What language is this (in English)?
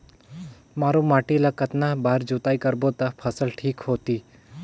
Chhattisgarhi